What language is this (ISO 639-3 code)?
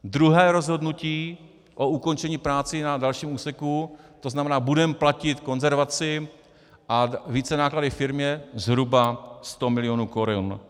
ces